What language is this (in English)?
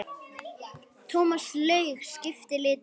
Icelandic